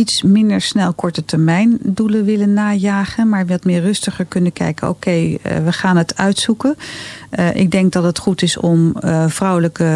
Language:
Dutch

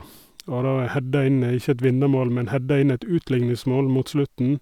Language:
Norwegian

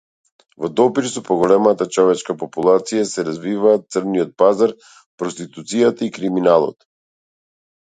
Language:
Macedonian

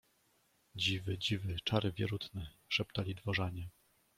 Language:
Polish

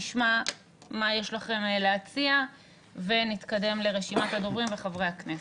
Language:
Hebrew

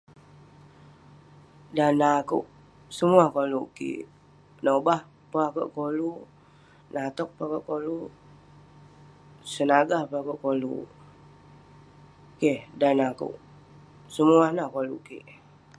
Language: Western Penan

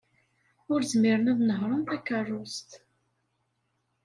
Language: Kabyle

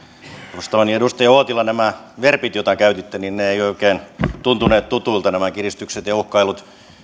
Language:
Finnish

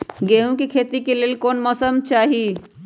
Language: Magahi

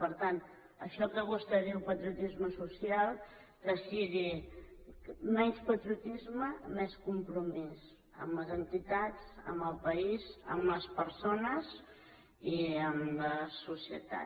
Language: Catalan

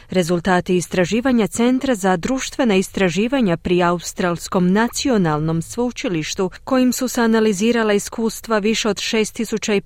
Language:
Croatian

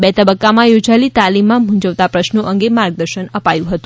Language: Gujarati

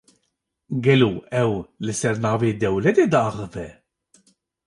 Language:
Kurdish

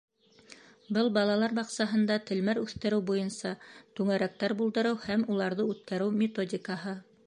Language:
Bashkir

